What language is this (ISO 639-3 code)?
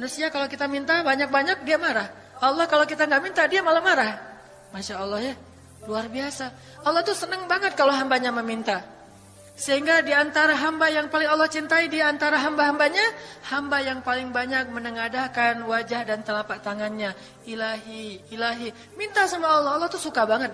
ind